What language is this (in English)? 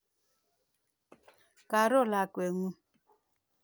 Kalenjin